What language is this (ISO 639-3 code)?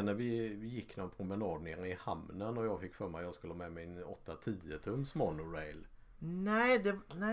swe